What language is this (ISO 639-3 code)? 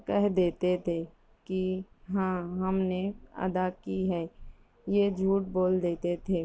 urd